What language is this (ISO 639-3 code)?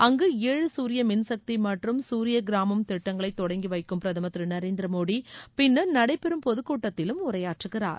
tam